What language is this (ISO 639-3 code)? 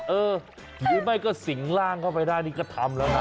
tha